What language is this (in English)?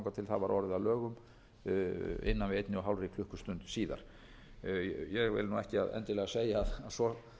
Icelandic